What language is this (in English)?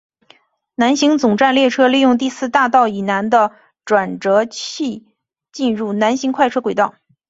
Chinese